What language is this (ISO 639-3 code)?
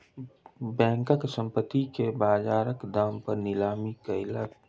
mai